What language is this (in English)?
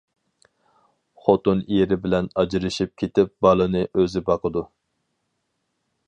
Uyghur